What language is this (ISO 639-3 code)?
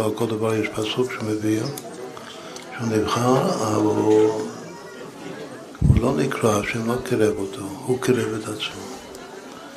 heb